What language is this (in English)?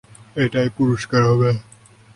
Bangla